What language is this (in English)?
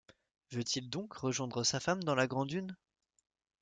French